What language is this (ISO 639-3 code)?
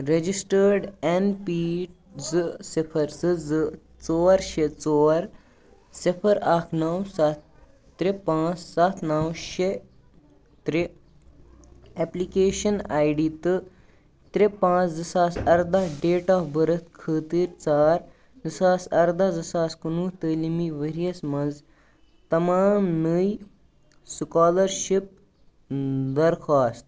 kas